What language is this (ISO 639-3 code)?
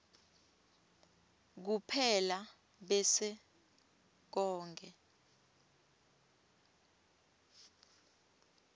ssw